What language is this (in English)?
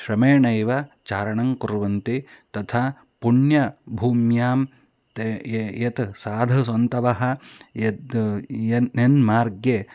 Sanskrit